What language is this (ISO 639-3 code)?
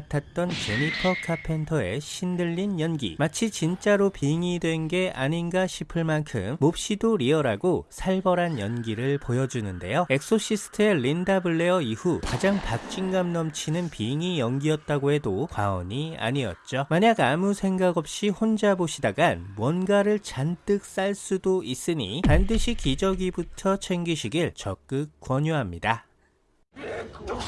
kor